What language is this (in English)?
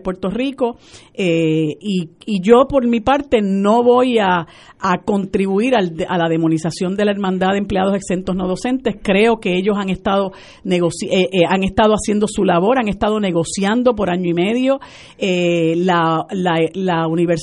Spanish